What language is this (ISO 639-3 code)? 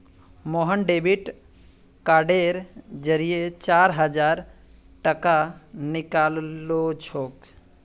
mag